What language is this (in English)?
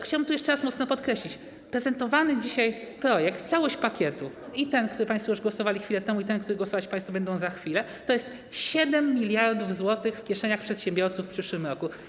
Polish